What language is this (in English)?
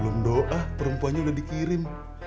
Indonesian